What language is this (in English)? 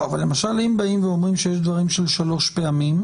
Hebrew